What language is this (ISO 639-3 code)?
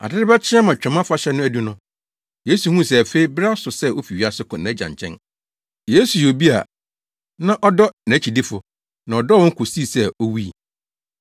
aka